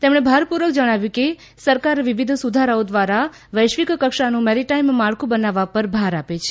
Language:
Gujarati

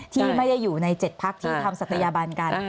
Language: Thai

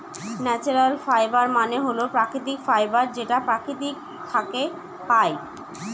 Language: Bangla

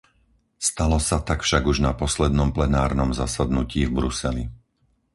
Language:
Slovak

